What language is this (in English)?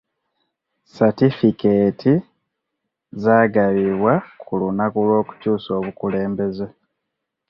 Ganda